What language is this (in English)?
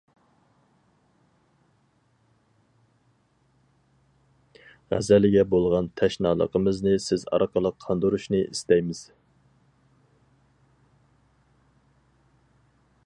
Uyghur